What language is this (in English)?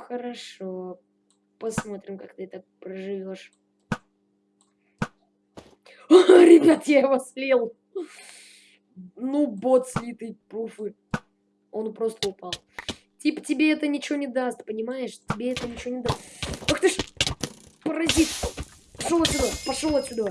Russian